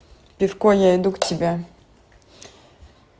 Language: Russian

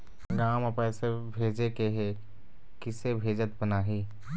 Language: Chhattisgarhi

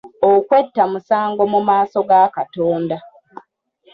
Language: Ganda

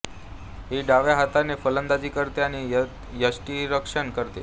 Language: Marathi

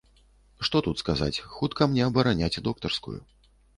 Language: Belarusian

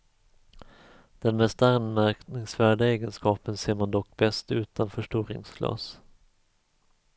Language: Swedish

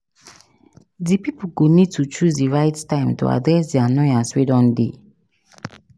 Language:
Nigerian Pidgin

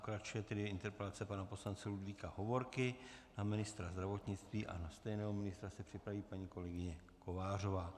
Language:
Czech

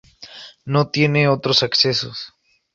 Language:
Spanish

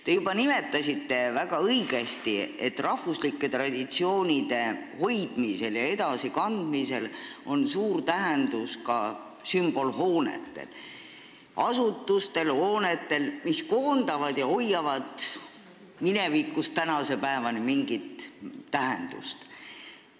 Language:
Estonian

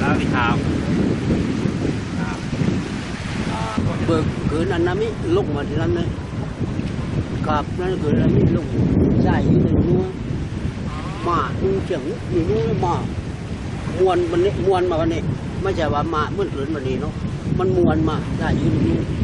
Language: Korean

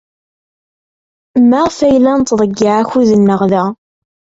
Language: Kabyle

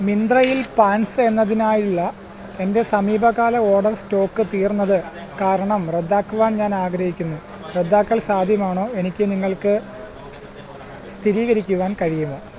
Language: Malayalam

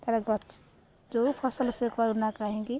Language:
Odia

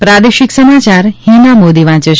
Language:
Gujarati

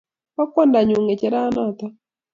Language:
Kalenjin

